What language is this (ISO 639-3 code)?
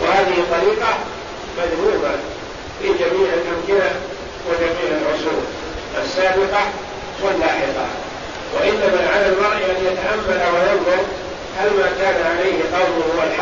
ara